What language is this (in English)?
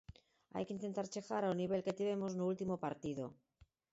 Galician